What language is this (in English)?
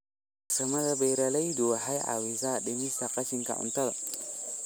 Somali